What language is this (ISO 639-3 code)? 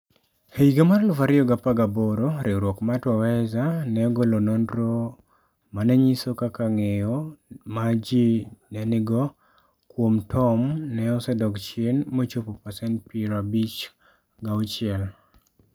luo